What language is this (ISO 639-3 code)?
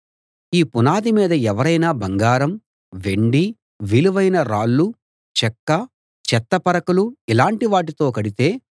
tel